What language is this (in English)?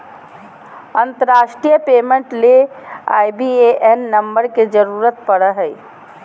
Magahi